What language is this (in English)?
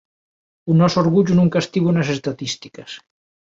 Galician